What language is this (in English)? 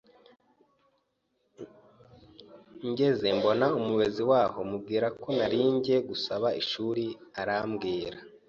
Kinyarwanda